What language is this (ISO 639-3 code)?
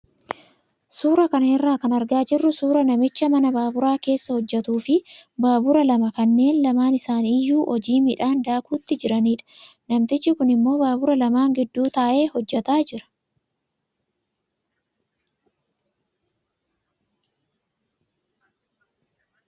orm